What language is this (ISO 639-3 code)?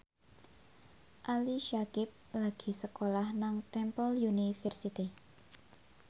jav